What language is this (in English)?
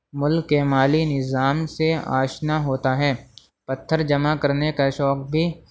Urdu